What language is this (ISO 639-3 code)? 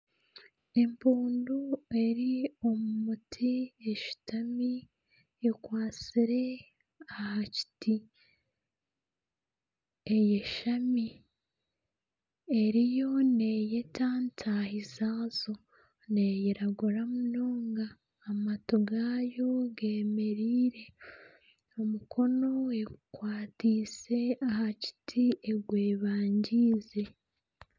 nyn